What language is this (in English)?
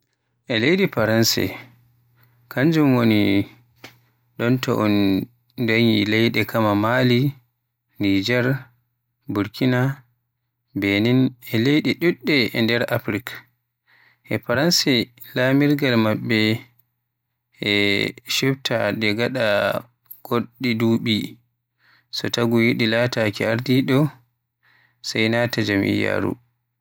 Western Niger Fulfulde